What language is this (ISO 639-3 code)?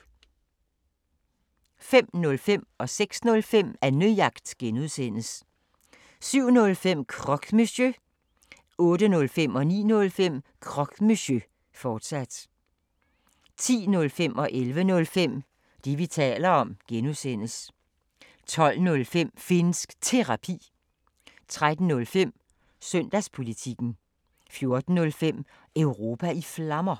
dan